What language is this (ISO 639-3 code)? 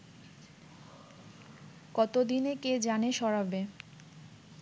ben